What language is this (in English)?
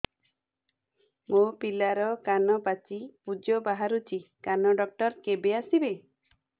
Odia